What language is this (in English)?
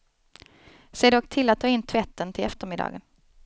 Swedish